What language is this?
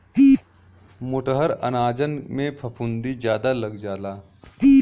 Bhojpuri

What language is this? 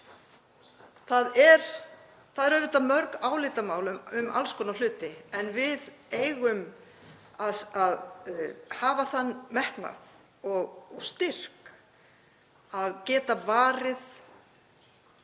Icelandic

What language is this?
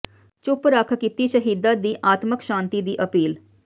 Punjabi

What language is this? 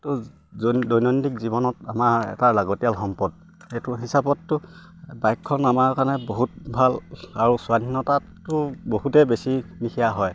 Assamese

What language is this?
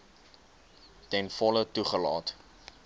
Afrikaans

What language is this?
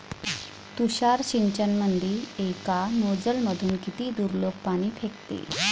Marathi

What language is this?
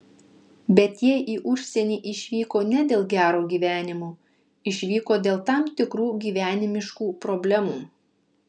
Lithuanian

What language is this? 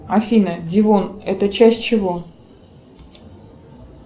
Russian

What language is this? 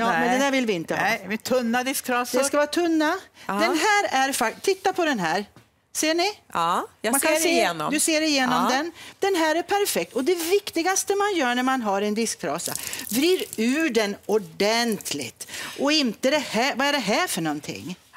Swedish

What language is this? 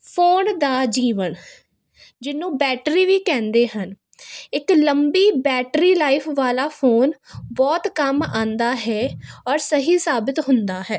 Punjabi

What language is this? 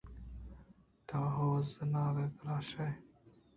Eastern Balochi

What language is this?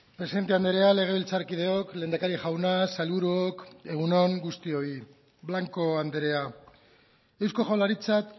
Basque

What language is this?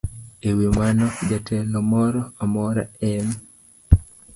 Luo (Kenya and Tanzania)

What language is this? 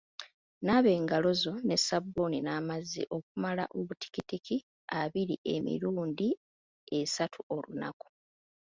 Ganda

